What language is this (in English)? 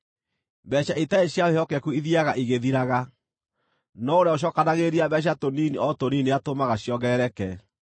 Kikuyu